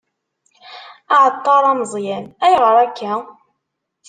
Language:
Kabyle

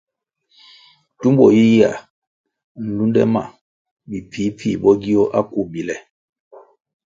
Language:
Kwasio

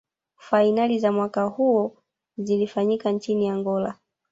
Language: Swahili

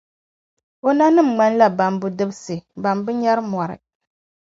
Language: Dagbani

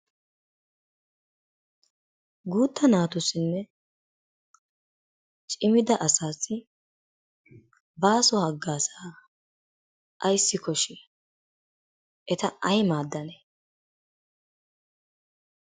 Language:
Wolaytta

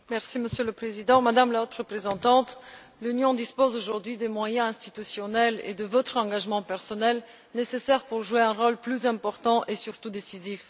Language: French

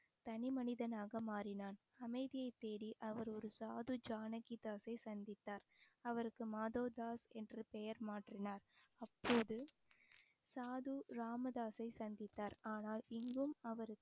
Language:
Tamil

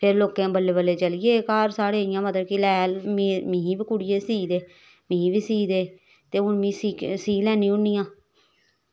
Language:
Dogri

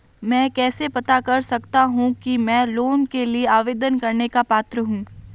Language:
Hindi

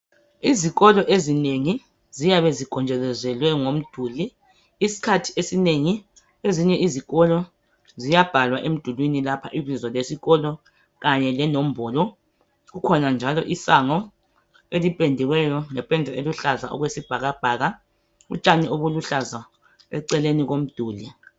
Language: North Ndebele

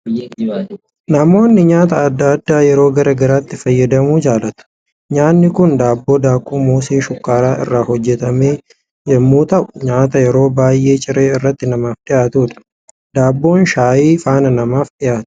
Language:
Oromo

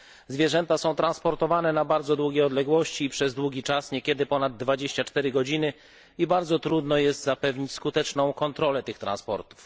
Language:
Polish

